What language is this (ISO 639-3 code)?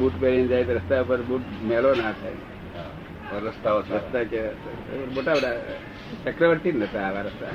guj